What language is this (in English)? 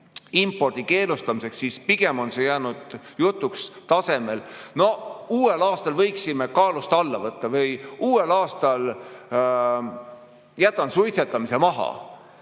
Estonian